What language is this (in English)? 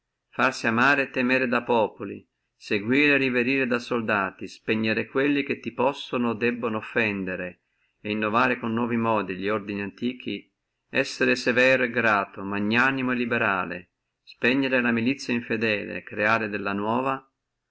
Italian